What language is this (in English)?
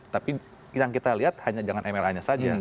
Indonesian